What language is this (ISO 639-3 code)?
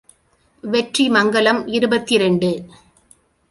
tam